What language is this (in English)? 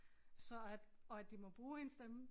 Danish